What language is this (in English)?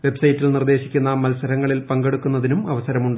Malayalam